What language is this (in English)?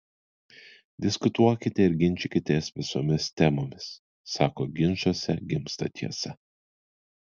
Lithuanian